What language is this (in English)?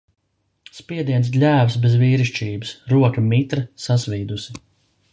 Latvian